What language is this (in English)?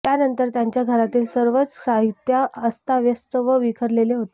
Marathi